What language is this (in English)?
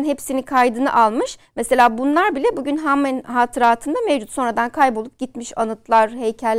Turkish